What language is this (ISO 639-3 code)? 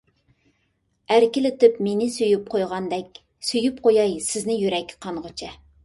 uig